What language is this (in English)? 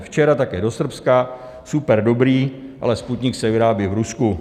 Czech